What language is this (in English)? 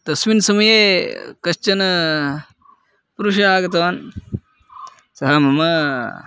Sanskrit